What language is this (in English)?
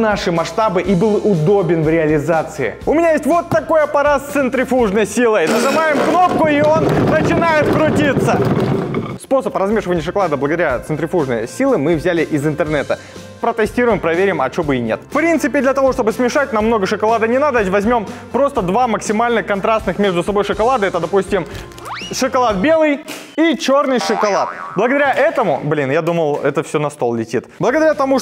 Russian